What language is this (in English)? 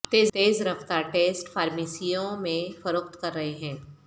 Urdu